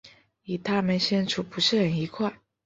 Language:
Chinese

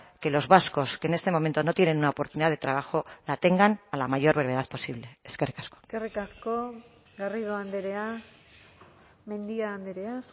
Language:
Spanish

